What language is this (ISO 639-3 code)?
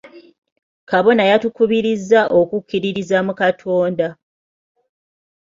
lug